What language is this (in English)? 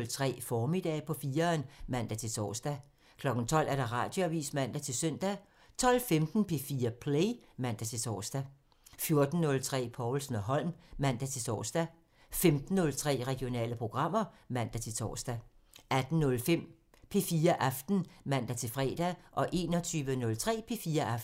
Danish